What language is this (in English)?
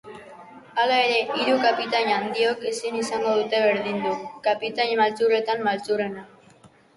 Basque